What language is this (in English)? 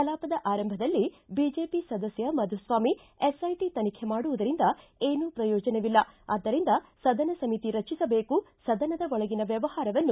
Kannada